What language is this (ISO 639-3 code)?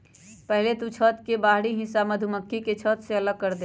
mag